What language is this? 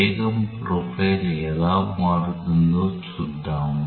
Telugu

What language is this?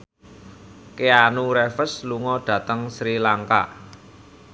Javanese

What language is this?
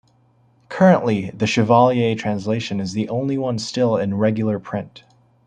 English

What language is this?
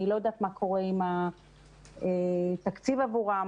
Hebrew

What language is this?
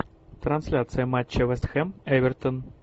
Russian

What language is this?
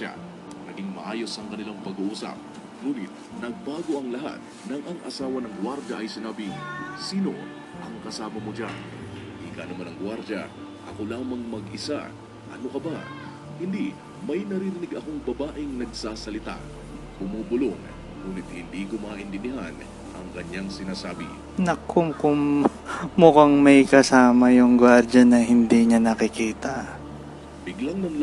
Filipino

